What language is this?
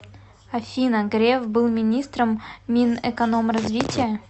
Russian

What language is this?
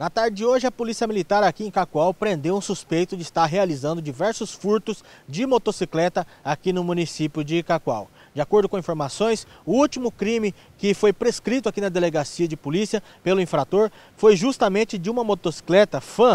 Portuguese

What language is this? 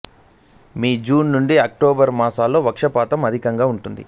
Telugu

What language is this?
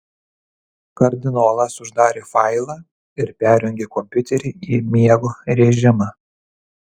Lithuanian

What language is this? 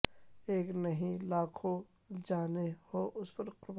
Urdu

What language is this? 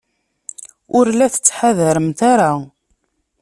Kabyle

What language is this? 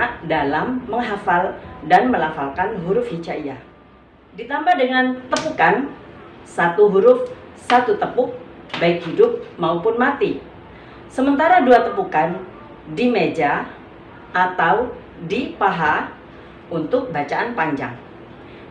Indonesian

